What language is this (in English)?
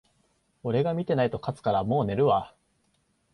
Japanese